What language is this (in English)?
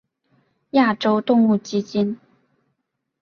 Chinese